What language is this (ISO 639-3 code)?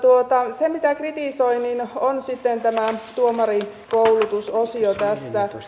fin